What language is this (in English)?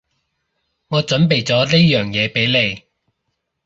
Cantonese